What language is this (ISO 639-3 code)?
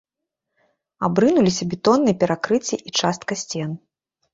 bel